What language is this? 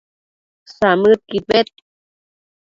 Matsés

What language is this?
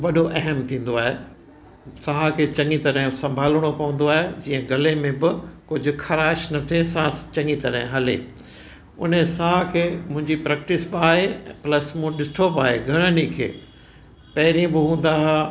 Sindhi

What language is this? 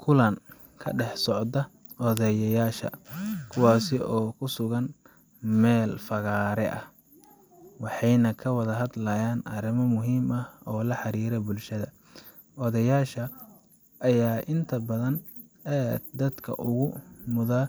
Somali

